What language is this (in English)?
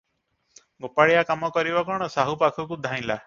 Odia